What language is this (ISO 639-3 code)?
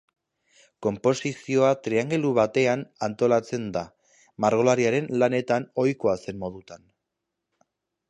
eus